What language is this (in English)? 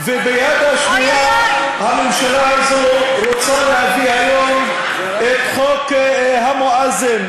Hebrew